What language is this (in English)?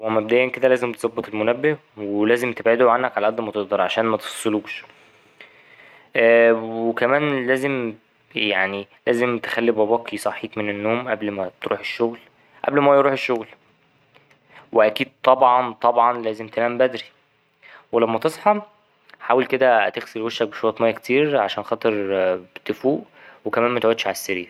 Egyptian Arabic